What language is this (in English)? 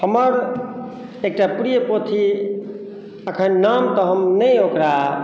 Maithili